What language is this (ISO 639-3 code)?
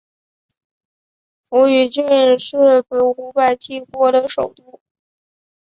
zho